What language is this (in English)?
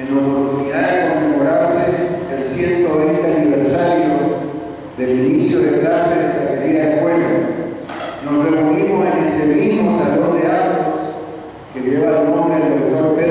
Spanish